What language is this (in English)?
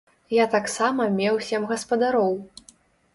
Belarusian